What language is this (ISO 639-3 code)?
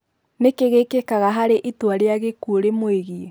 kik